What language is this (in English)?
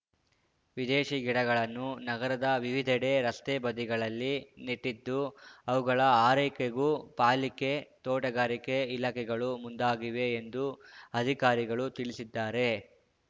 Kannada